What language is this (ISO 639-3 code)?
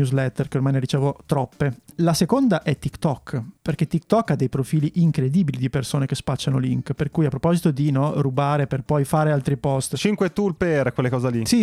ita